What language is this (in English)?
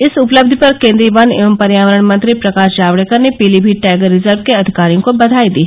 Hindi